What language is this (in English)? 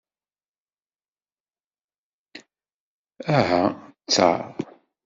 Kabyle